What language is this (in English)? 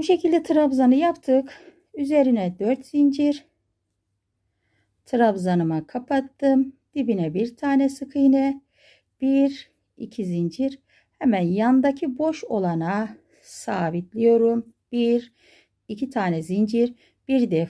Turkish